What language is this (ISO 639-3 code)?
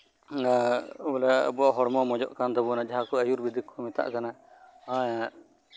sat